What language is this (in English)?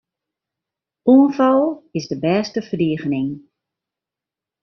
Western Frisian